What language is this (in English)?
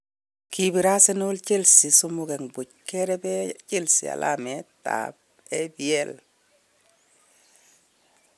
Kalenjin